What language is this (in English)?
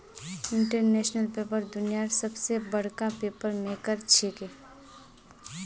Magahi